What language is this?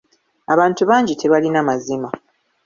Ganda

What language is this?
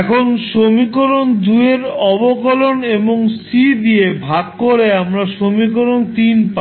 Bangla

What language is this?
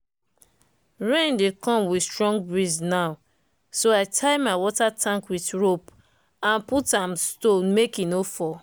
Nigerian Pidgin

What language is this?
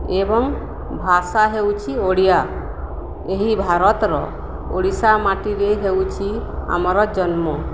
Odia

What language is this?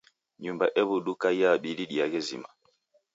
Taita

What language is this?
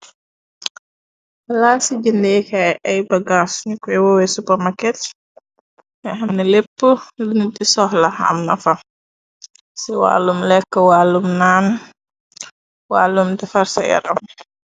Wolof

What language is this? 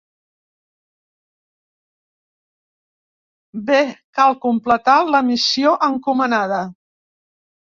Catalan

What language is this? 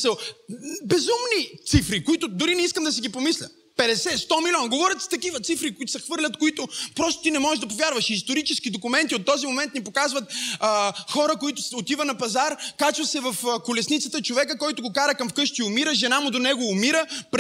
Bulgarian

